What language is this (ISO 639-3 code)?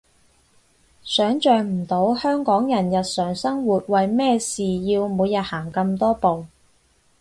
yue